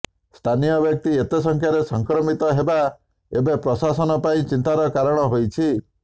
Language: Odia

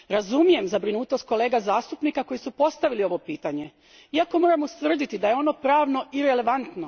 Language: Croatian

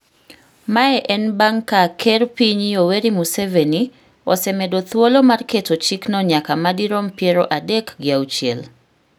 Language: Luo (Kenya and Tanzania)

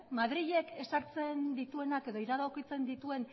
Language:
Basque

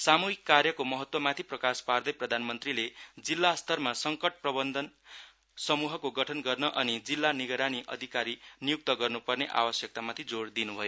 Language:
Nepali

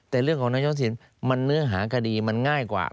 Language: Thai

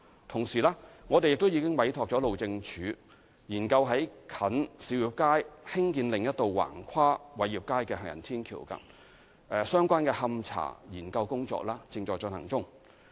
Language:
Cantonese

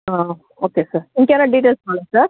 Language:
Telugu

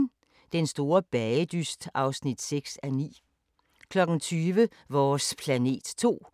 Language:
Danish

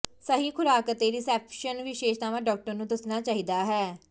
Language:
Punjabi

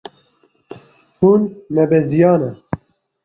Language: Kurdish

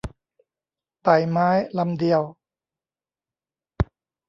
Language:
Thai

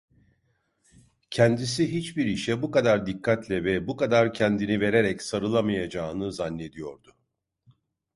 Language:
Turkish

